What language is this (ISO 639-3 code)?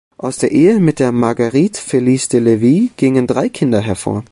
deu